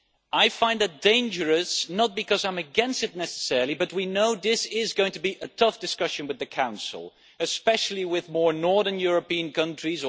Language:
English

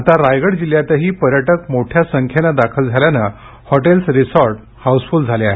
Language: Marathi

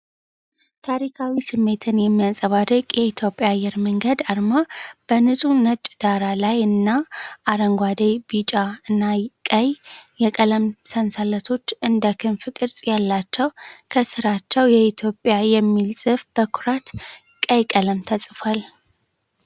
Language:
Amharic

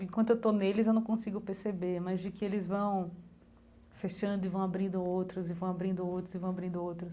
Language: Portuguese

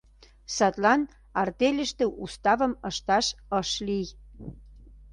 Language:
Mari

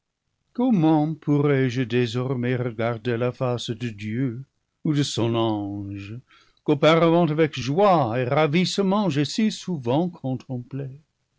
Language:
French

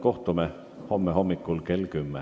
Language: Estonian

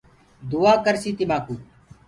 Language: Gurgula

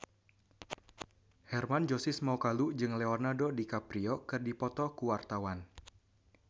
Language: Sundanese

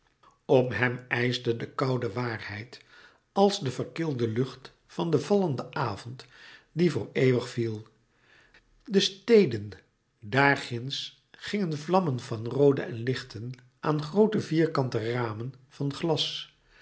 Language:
Dutch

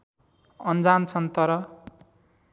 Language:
Nepali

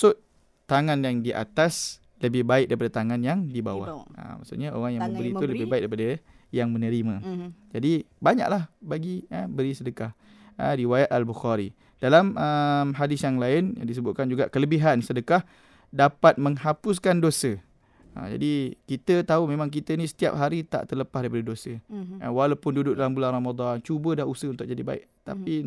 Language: Malay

